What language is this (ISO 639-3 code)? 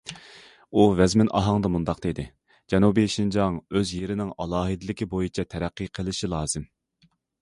uig